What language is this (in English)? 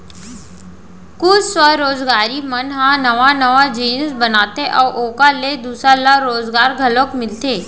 Chhattisgarhi